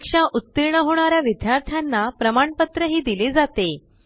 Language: Marathi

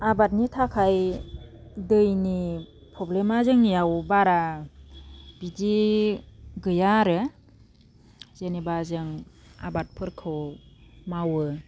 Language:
Bodo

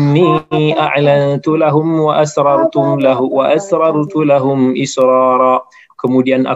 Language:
Malay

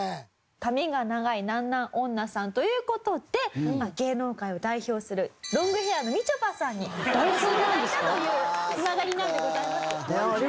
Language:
Japanese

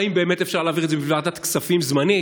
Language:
Hebrew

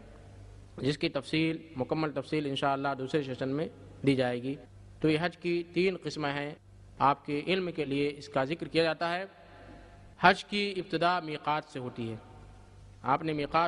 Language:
Hindi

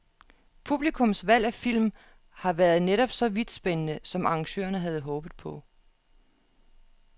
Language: Danish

